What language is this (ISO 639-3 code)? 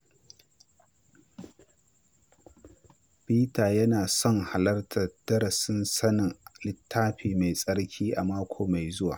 hau